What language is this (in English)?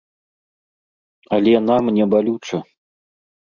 Belarusian